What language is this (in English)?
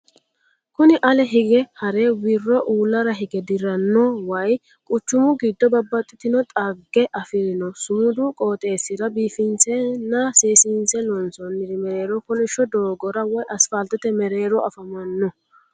Sidamo